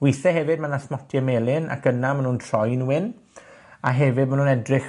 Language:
Welsh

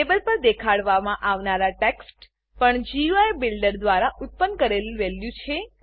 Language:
Gujarati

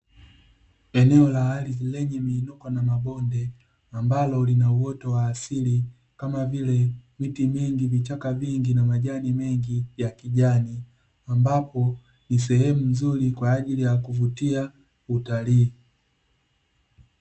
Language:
Swahili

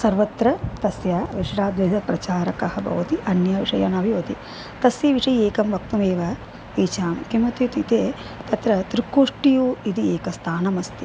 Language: Sanskrit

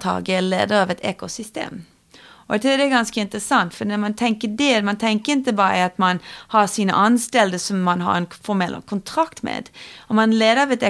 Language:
Swedish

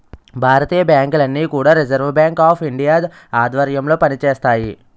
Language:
Telugu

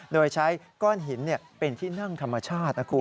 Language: Thai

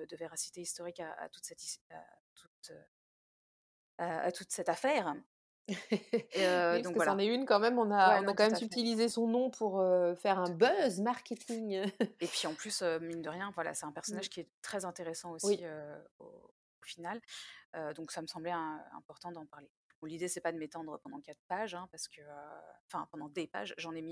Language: French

